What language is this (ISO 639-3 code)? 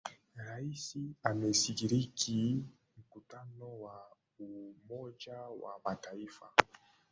swa